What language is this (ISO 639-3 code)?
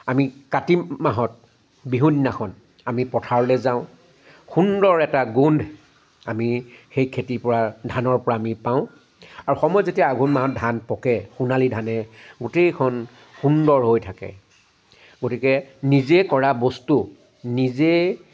asm